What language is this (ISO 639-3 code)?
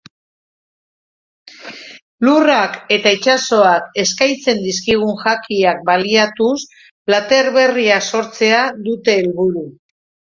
eus